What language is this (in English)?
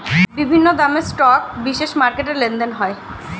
Bangla